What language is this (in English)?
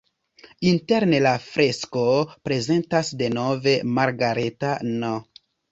Esperanto